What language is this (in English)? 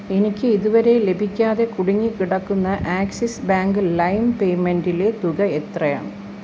Malayalam